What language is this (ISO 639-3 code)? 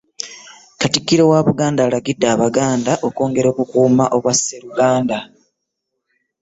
lug